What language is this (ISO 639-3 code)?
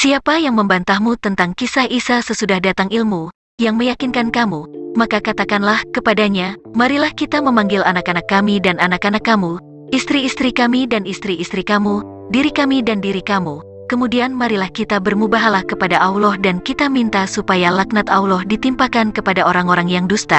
ind